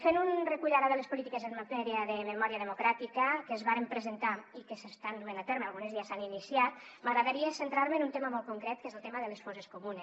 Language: Catalan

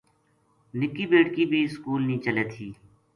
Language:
Gujari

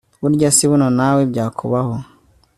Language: Kinyarwanda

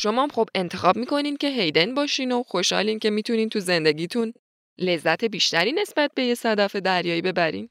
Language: Persian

